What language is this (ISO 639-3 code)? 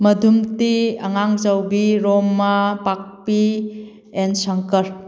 mni